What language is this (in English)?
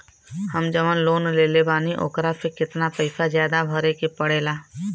Bhojpuri